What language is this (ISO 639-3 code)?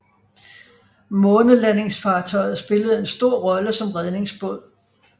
dan